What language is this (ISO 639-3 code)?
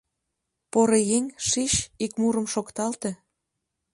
chm